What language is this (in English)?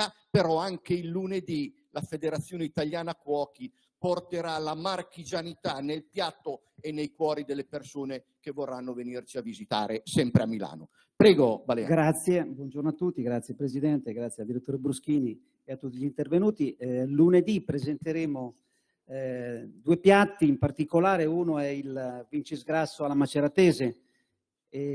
Italian